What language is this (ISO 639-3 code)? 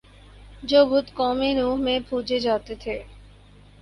urd